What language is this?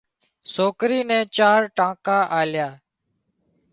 Wadiyara Koli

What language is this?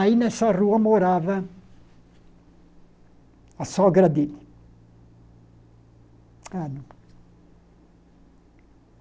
Portuguese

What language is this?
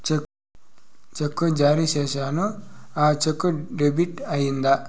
Telugu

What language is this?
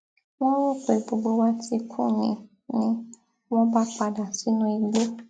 Yoruba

